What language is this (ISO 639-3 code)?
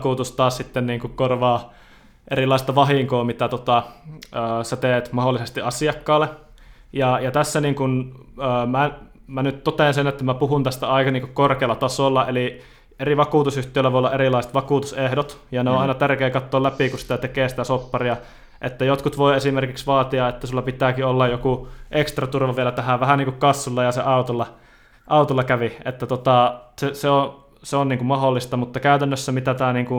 fin